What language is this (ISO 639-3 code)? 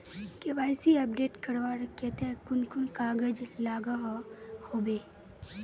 mag